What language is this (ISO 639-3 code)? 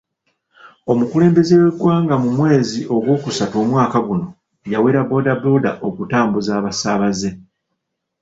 lug